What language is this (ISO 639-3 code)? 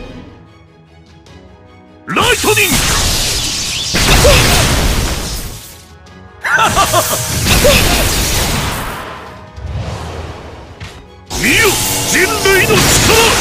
jpn